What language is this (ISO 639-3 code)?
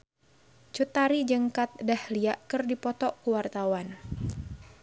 sun